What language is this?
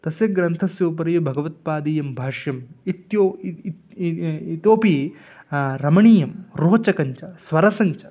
Sanskrit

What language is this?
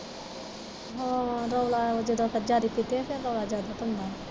Punjabi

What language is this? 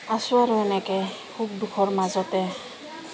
Assamese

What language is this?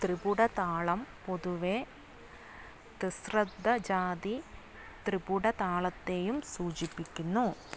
Malayalam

